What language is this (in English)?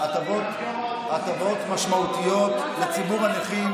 Hebrew